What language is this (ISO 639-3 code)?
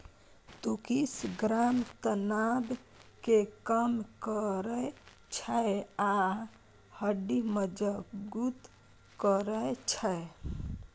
mai